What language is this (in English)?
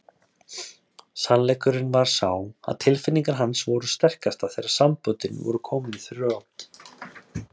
Icelandic